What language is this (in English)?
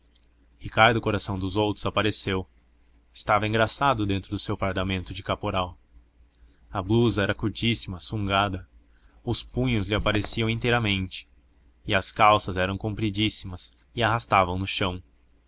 Portuguese